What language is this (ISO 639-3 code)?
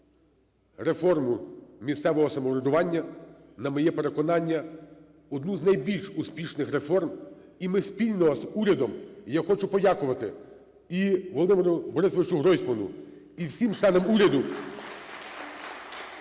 ukr